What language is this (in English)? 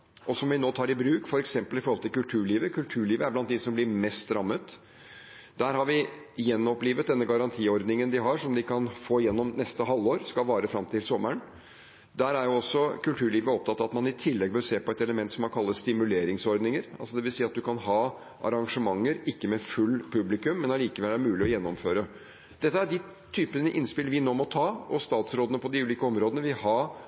Norwegian Bokmål